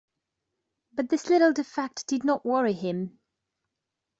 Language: English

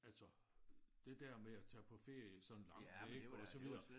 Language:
Danish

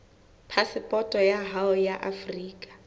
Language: Southern Sotho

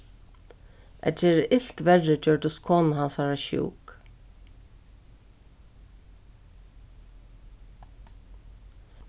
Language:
Faroese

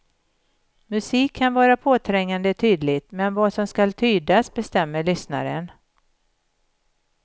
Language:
Swedish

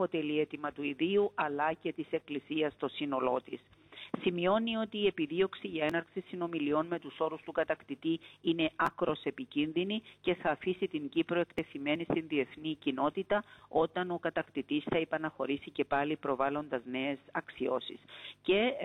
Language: Greek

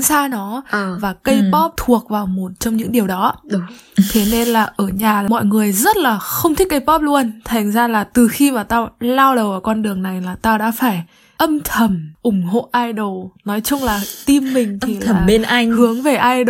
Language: Vietnamese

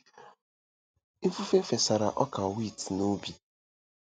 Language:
Igbo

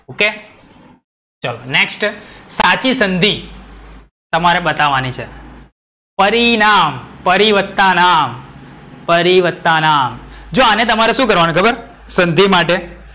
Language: Gujarati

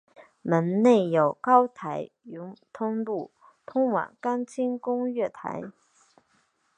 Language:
Chinese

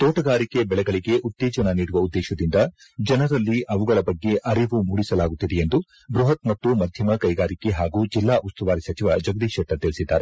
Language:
Kannada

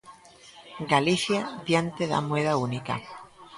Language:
Galician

